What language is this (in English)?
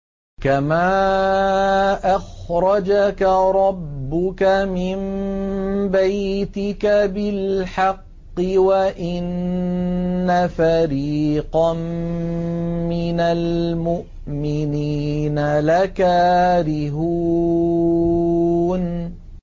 Arabic